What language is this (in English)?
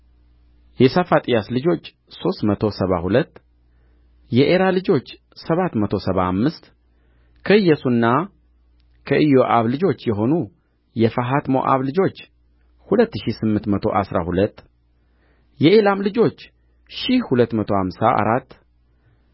Amharic